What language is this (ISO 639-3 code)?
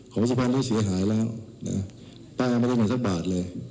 tha